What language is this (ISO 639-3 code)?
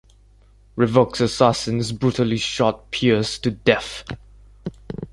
eng